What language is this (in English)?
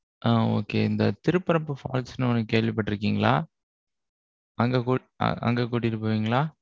Tamil